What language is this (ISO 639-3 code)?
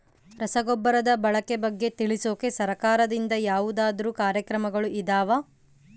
kan